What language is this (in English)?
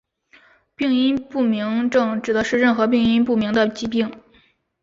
Chinese